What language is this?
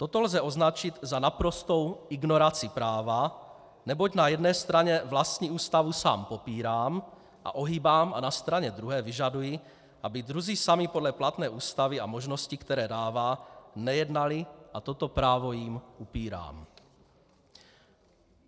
Czech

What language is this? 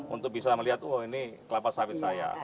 Indonesian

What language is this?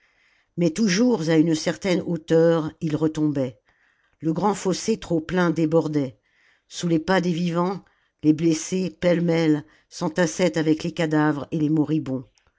French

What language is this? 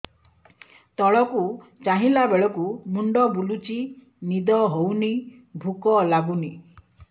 Odia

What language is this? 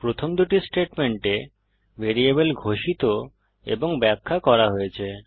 Bangla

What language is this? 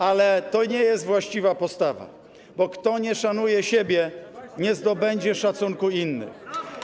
Polish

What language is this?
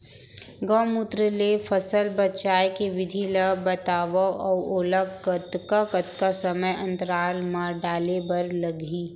Chhattisgarhi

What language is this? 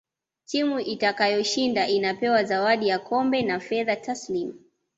Swahili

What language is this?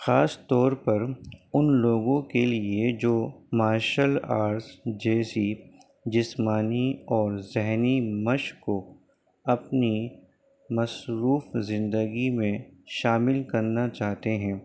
Urdu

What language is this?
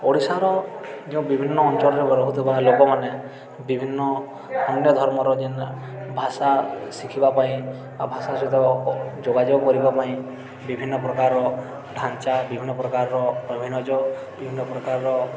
Odia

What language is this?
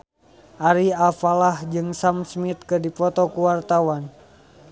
Sundanese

